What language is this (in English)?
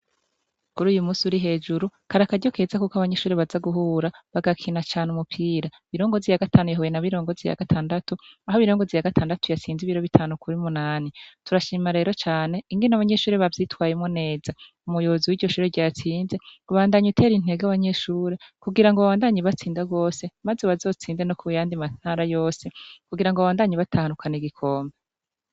Rundi